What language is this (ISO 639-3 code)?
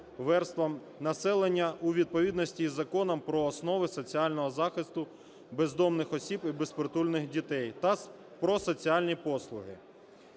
ukr